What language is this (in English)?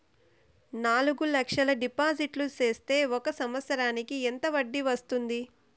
Telugu